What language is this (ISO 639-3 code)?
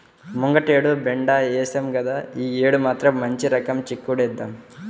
tel